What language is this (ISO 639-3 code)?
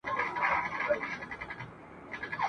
pus